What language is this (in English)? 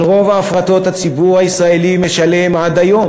Hebrew